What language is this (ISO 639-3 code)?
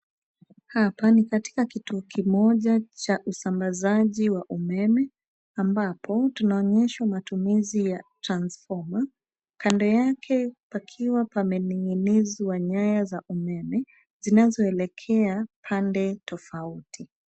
swa